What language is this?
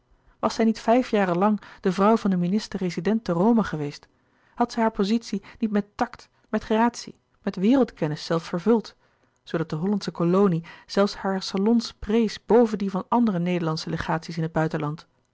Dutch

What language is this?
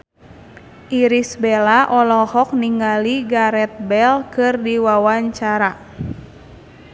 Sundanese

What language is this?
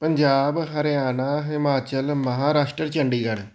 Punjabi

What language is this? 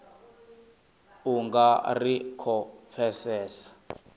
Venda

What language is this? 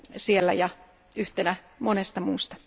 Finnish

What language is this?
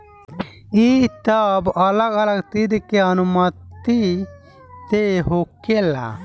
Bhojpuri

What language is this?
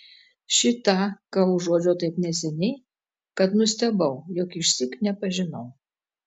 Lithuanian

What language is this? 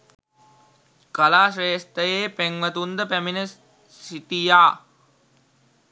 Sinhala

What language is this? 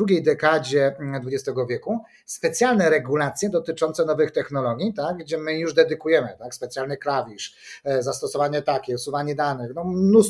Polish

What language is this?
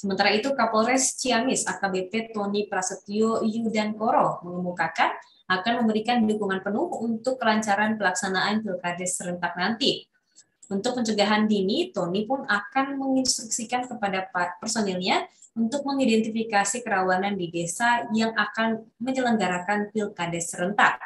Indonesian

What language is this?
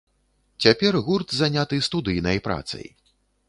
Belarusian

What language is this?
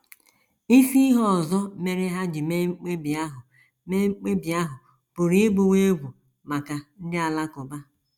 Igbo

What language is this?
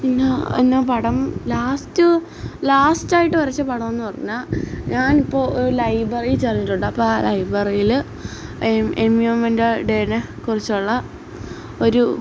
Malayalam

